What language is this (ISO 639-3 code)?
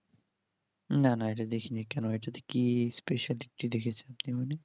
ben